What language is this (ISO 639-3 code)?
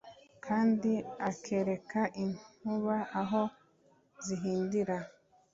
kin